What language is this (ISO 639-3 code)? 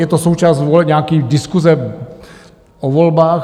ces